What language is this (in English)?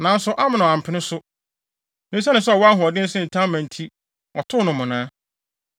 Akan